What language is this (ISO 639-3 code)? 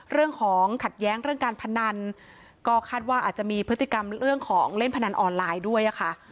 tha